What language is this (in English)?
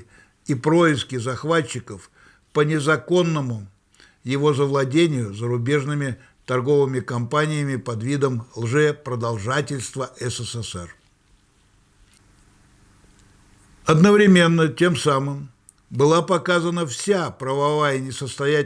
Russian